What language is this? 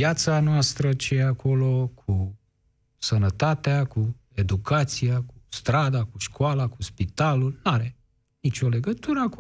Romanian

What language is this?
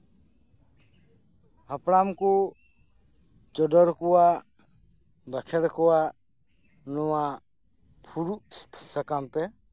Santali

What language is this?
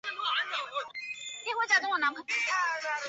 Chinese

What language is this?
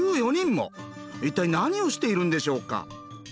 Japanese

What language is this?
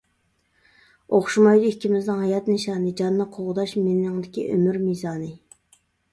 Uyghur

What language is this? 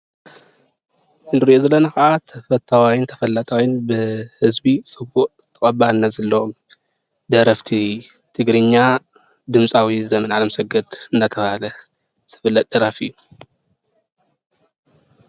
Tigrinya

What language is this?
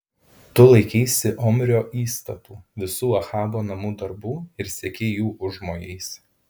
Lithuanian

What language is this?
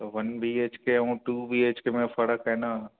Sindhi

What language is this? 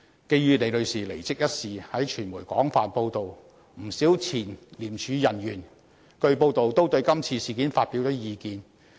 Cantonese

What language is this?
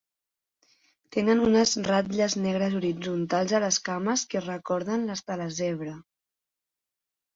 Catalan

